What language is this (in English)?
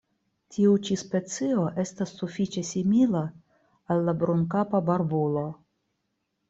Esperanto